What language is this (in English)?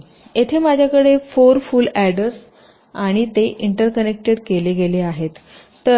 Marathi